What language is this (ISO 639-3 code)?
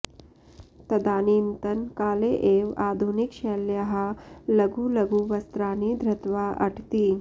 san